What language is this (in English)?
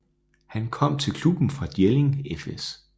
Danish